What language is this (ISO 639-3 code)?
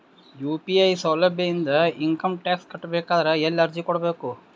kan